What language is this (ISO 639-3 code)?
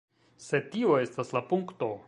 epo